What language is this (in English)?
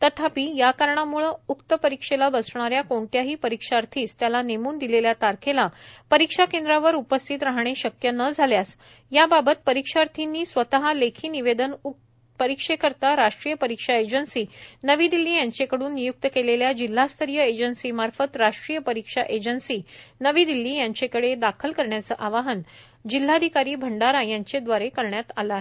Marathi